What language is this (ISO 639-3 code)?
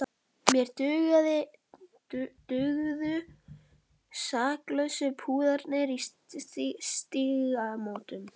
isl